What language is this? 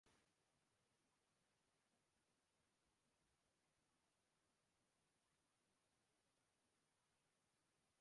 Uzbek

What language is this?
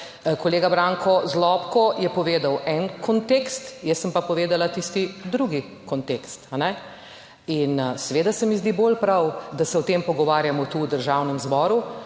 Slovenian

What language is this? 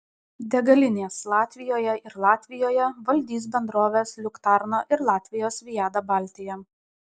Lithuanian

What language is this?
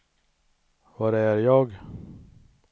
Swedish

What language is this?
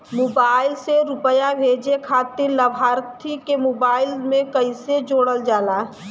Bhojpuri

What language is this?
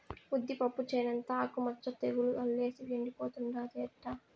Telugu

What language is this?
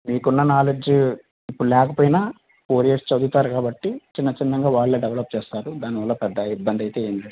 Telugu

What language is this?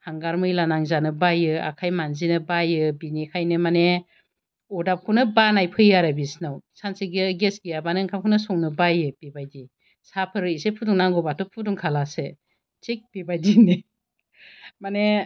Bodo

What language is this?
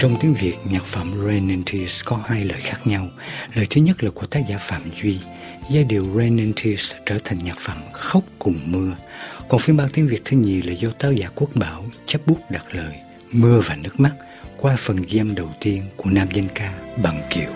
Vietnamese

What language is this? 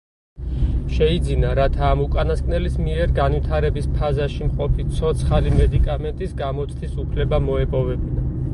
Georgian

